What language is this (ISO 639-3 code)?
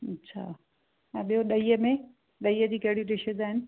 snd